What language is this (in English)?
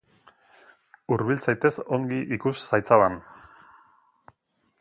Basque